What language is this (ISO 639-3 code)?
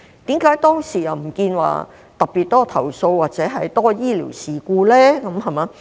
yue